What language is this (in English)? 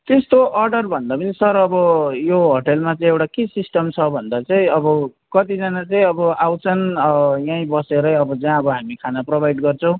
Nepali